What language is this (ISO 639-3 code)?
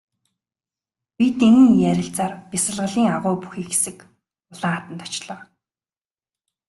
mon